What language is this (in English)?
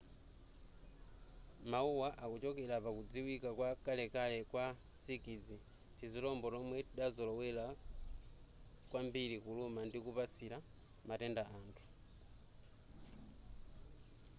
Nyanja